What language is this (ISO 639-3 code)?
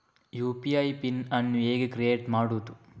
kan